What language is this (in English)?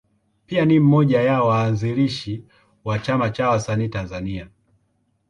Swahili